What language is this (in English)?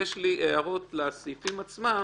Hebrew